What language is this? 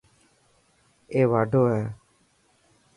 Dhatki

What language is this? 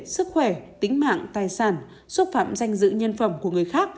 Vietnamese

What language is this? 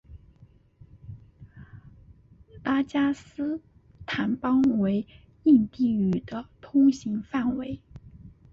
Chinese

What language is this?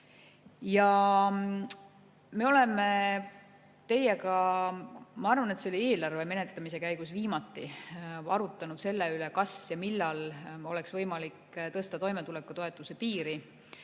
Estonian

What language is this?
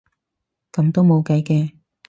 Cantonese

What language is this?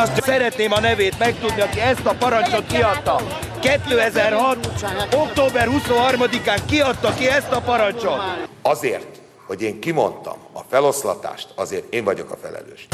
Hungarian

